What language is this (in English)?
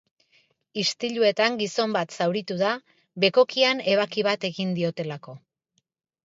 Basque